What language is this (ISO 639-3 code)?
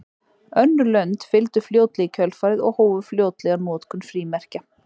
isl